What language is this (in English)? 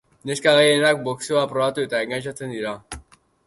Basque